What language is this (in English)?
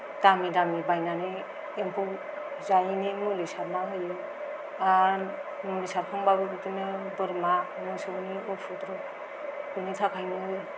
Bodo